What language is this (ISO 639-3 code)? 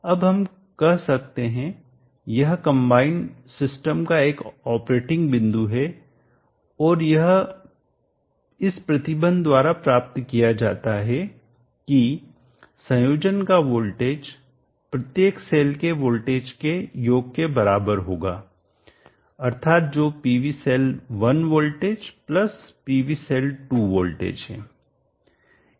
hin